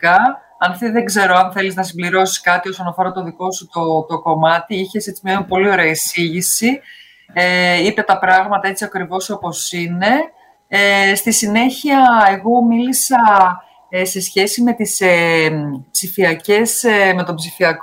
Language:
Greek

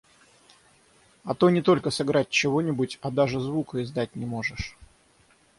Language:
Russian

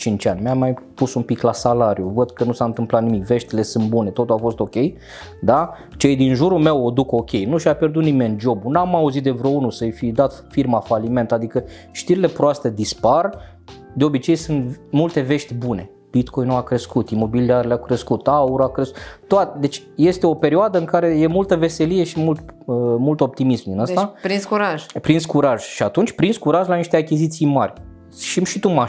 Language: Romanian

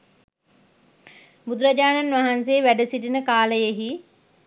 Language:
Sinhala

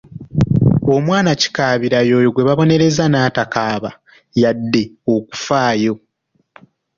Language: Ganda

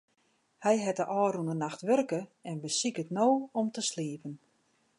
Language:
Western Frisian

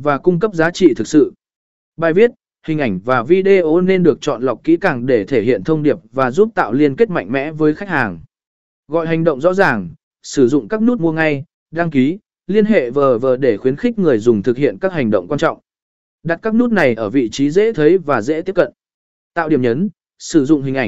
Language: Vietnamese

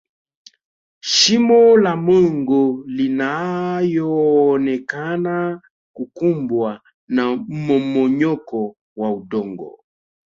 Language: Swahili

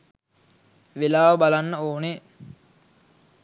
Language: Sinhala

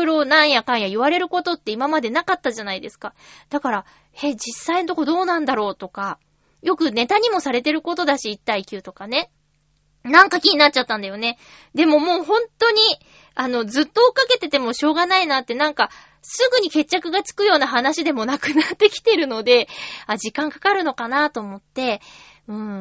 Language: Japanese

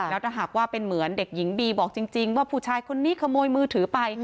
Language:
Thai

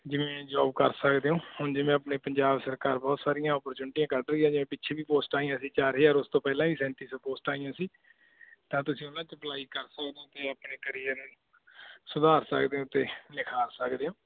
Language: Punjabi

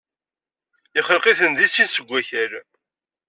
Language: Kabyle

